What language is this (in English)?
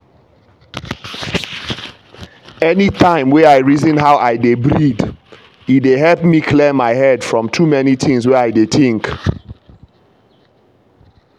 Nigerian Pidgin